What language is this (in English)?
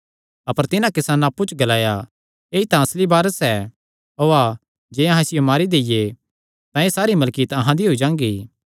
Kangri